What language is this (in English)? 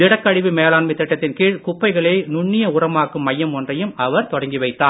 Tamil